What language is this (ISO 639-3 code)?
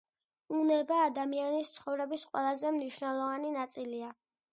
kat